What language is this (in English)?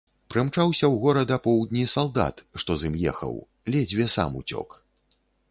Belarusian